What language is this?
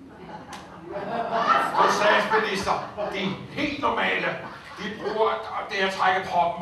Danish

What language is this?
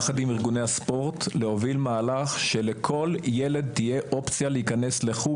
Hebrew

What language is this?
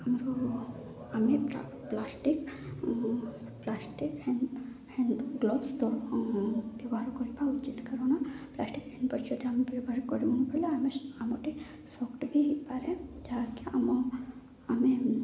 Odia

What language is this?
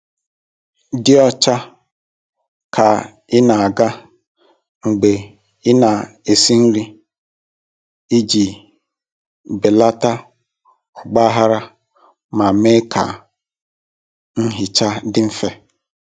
Igbo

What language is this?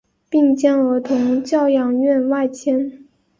Chinese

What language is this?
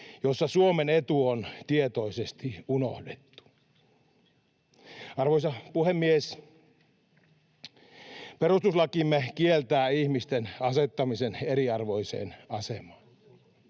Finnish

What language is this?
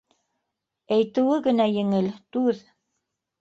Bashkir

